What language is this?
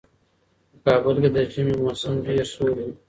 Pashto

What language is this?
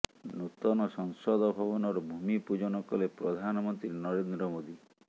Odia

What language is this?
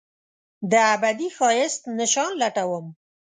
Pashto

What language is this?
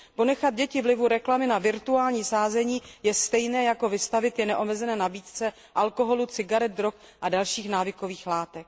Czech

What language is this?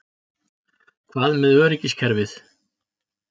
Icelandic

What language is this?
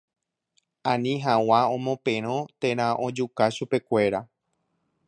Guarani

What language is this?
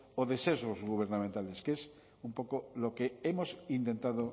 Spanish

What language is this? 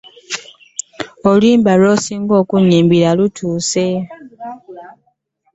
Ganda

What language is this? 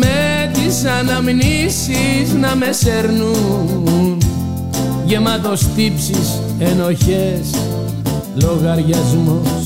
Greek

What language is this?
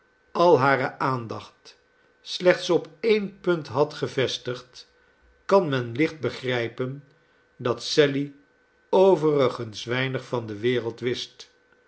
Dutch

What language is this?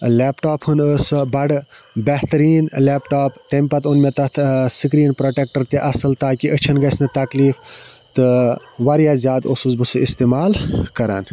Kashmiri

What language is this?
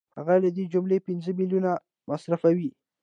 Pashto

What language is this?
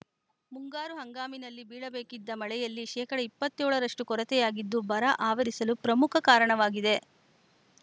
Kannada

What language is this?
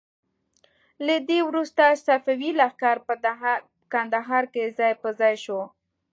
Pashto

